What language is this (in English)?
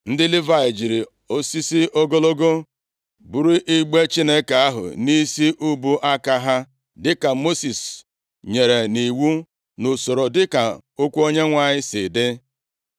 Igbo